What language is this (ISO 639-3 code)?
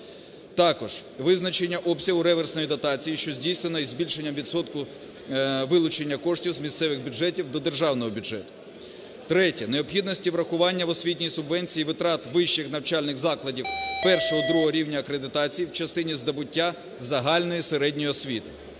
ukr